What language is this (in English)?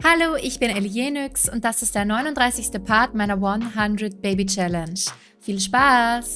German